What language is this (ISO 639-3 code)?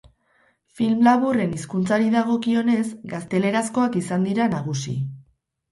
eus